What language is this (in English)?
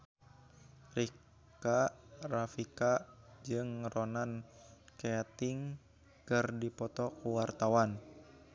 Sundanese